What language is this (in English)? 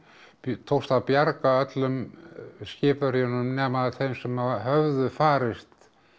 Icelandic